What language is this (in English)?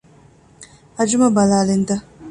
Divehi